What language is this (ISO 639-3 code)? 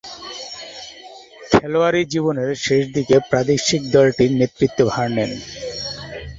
ben